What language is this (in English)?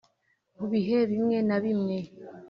Kinyarwanda